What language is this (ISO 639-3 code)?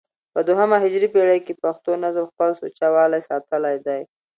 pus